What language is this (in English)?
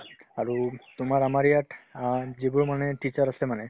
Assamese